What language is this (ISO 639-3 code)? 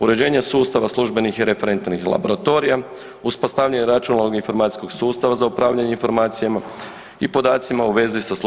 hrv